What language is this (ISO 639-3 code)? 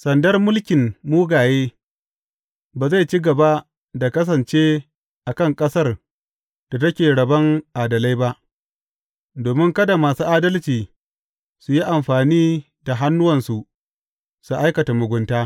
hau